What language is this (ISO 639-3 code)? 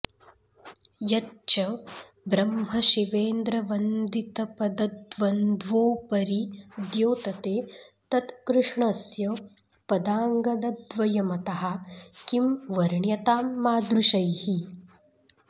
san